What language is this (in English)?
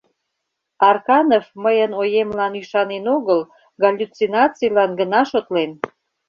Mari